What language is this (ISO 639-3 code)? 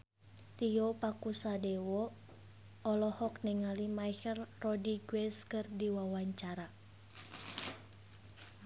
sun